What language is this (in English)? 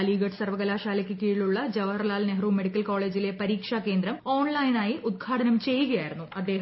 Malayalam